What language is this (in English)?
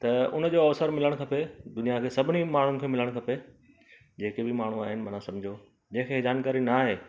Sindhi